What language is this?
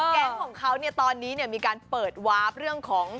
Thai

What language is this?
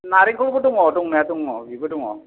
Bodo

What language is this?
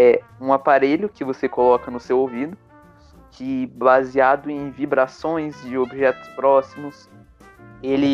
Portuguese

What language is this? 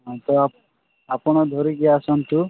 Odia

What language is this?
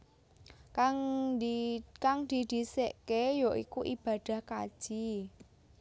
Javanese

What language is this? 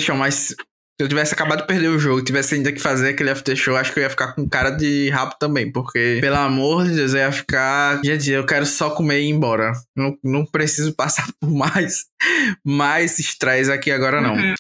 Portuguese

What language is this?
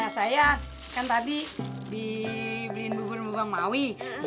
Indonesian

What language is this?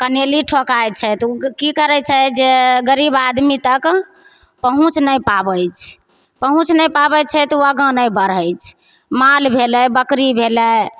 Maithili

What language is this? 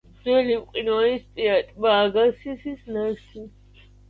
Georgian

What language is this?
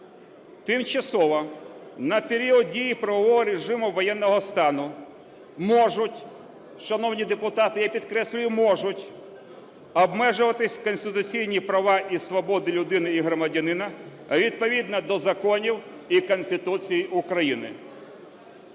Ukrainian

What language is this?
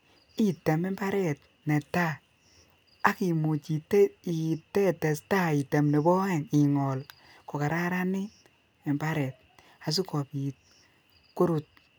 Kalenjin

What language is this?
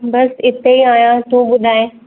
Sindhi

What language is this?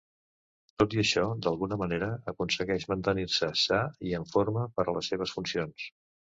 Catalan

